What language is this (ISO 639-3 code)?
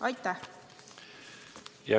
est